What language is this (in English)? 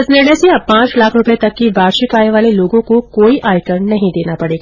Hindi